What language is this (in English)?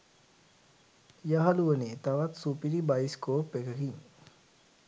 Sinhala